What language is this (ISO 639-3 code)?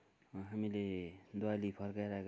nep